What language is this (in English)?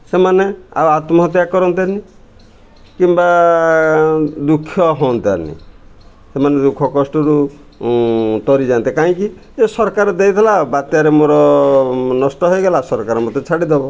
Odia